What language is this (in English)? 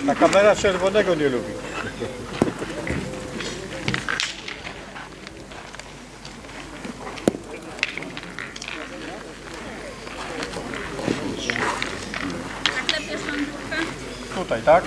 Polish